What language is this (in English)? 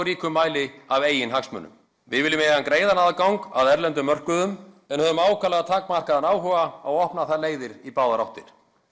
Icelandic